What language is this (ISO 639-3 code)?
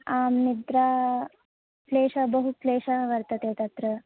san